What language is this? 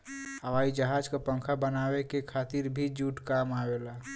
Bhojpuri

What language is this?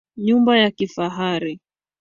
Swahili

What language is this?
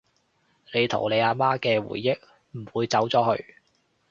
Cantonese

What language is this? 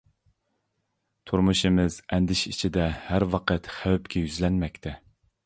Uyghur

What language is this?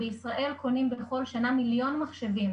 Hebrew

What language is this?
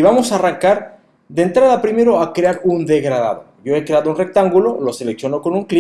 Spanish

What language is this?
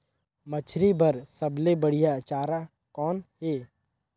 Chhattisgarhi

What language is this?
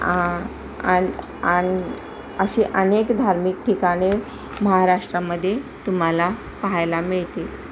Marathi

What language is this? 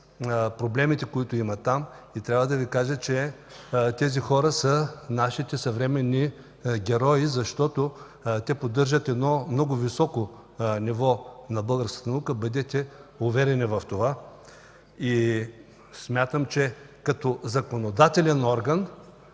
Bulgarian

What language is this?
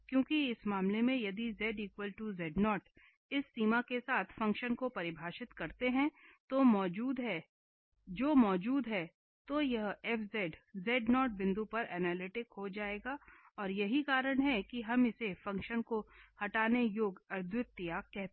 Hindi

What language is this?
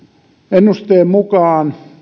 Finnish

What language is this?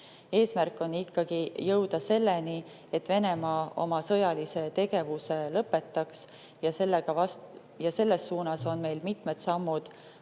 Estonian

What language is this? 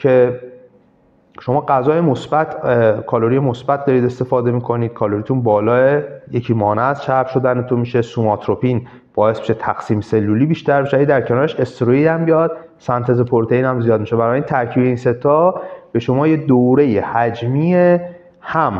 Persian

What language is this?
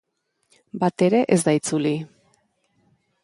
Basque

